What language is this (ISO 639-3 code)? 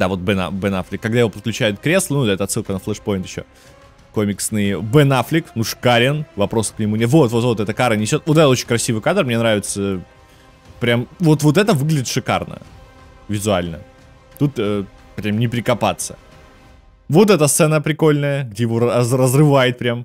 rus